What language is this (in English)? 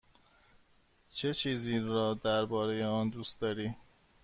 Persian